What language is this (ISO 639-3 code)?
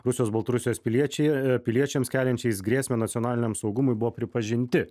lit